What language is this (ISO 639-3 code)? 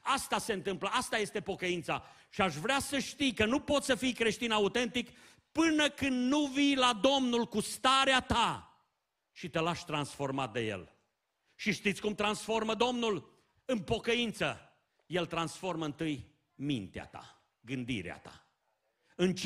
ron